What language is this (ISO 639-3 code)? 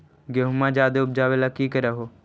mag